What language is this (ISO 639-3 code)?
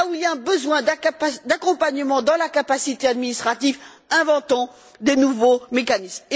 fra